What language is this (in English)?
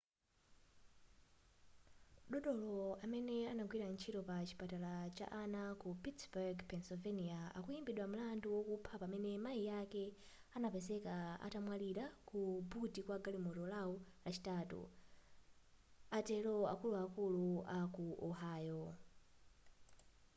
Nyanja